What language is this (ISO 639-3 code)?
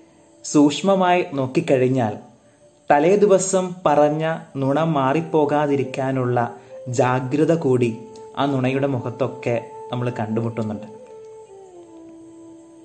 mal